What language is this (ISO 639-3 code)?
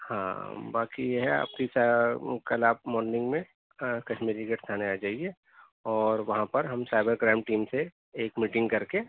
urd